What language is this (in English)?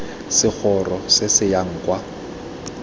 Tswana